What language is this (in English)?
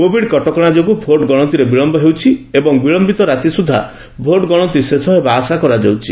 Odia